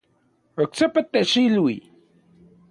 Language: Central Puebla Nahuatl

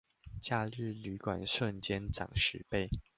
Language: Chinese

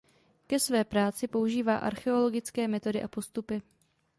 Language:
Czech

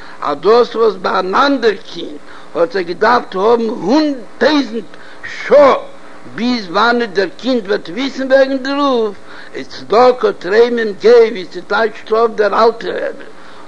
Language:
Hebrew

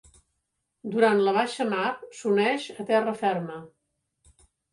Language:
Catalan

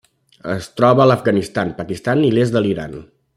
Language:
Catalan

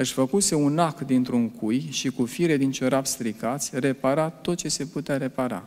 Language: Romanian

